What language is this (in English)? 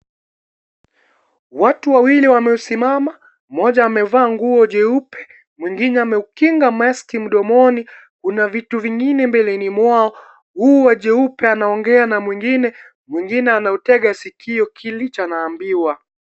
Swahili